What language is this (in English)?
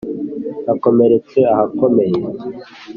Kinyarwanda